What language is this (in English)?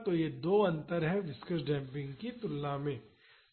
Hindi